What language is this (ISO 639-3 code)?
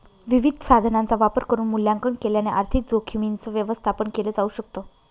mar